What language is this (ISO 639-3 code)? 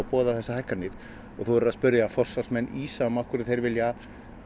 isl